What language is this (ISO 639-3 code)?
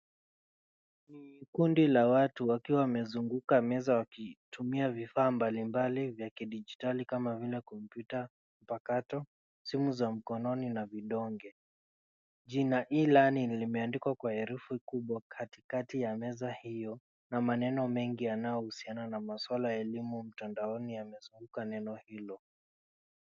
swa